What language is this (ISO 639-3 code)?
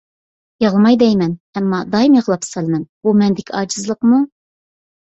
uig